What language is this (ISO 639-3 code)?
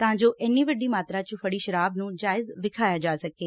pan